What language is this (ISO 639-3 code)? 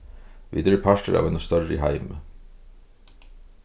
fao